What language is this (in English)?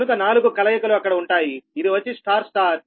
Telugu